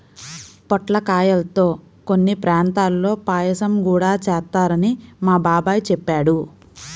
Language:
Telugu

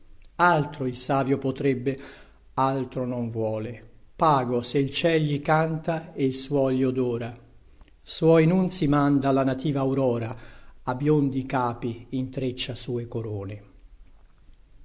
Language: Italian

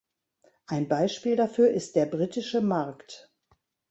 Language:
German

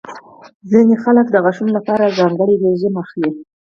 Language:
Pashto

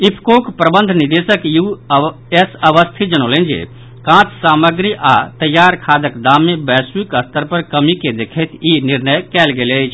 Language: Maithili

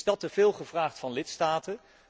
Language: Dutch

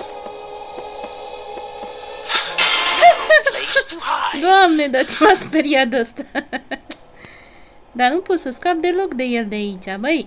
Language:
Romanian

